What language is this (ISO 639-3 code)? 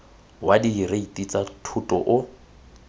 tsn